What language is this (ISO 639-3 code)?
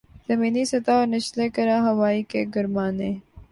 urd